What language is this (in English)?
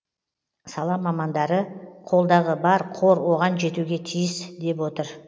Kazakh